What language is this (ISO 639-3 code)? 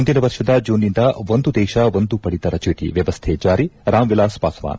kan